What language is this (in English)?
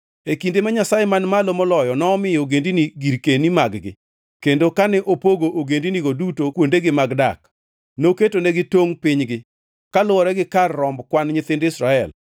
Luo (Kenya and Tanzania)